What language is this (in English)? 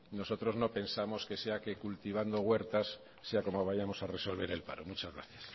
Spanish